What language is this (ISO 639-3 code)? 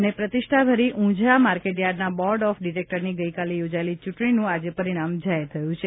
guj